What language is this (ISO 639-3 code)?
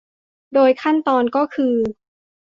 tha